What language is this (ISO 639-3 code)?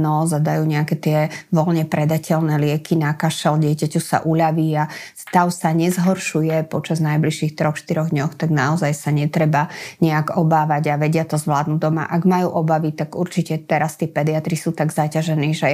slk